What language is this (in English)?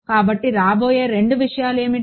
Telugu